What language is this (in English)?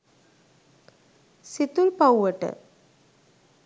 Sinhala